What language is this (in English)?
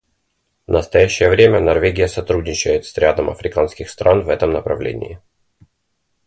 Russian